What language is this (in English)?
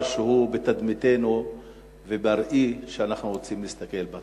Hebrew